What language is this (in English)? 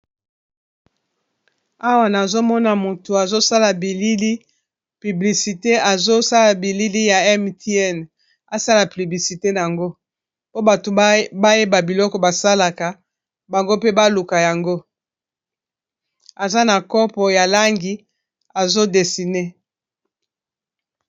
Lingala